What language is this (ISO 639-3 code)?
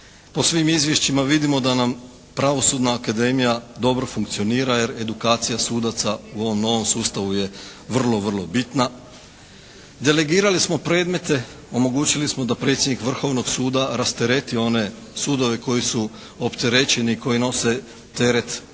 hrv